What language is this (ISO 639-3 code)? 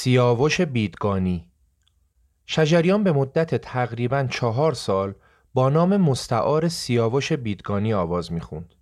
fas